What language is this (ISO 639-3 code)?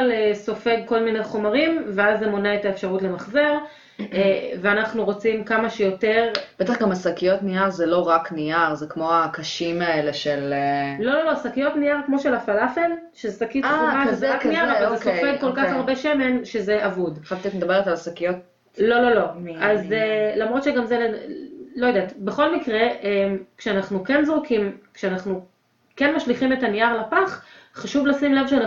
heb